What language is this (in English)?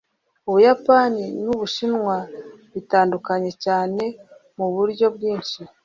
Kinyarwanda